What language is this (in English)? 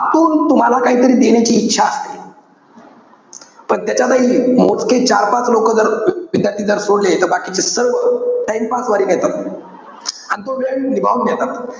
Marathi